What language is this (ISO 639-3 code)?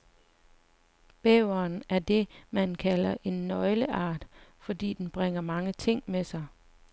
dan